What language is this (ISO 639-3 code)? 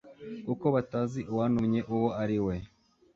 kin